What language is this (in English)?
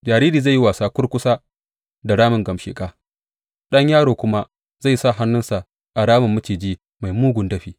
Hausa